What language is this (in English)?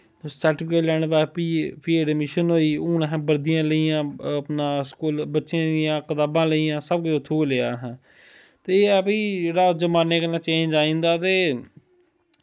Dogri